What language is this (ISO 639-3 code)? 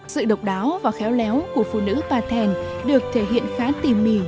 vie